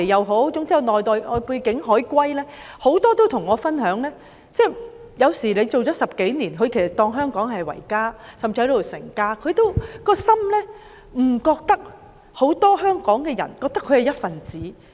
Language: Cantonese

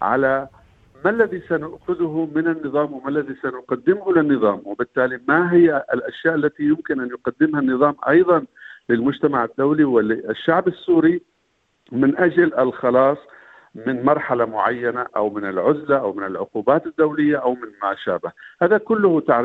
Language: Arabic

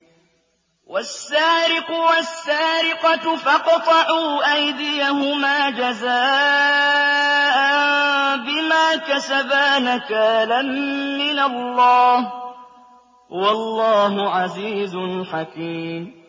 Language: Arabic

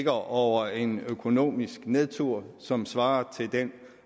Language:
Danish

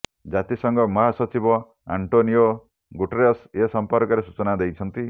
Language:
Odia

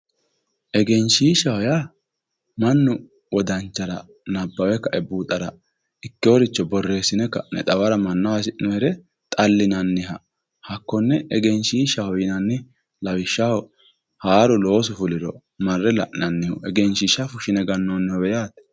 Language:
Sidamo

